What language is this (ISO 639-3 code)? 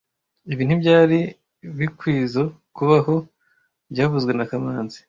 kin